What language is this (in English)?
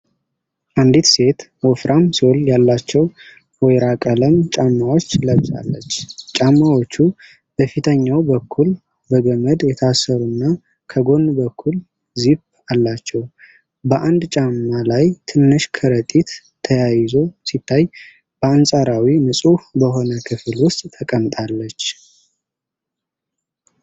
Amharic